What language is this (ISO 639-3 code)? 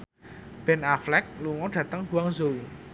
jav